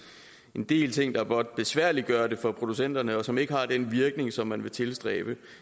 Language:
Danish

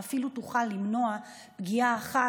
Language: Hebrew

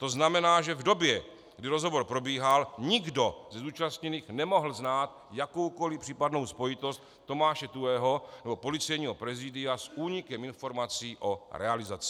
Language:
Czech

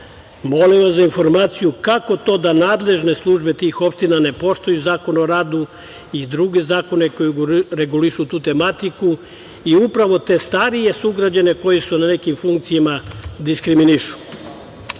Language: Serbian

